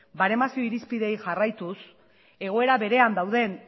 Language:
Basque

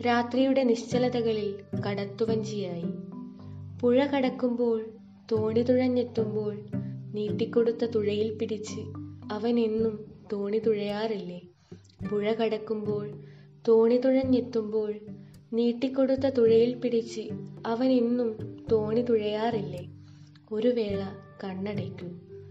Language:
Malayalam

